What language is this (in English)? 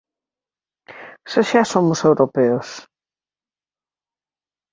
Galician